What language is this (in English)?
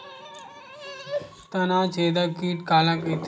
Chhattisgarhi